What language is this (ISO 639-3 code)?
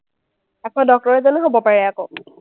asm